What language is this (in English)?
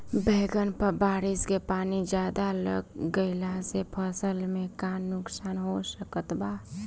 Bhojpuri